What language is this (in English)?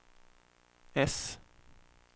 Swedish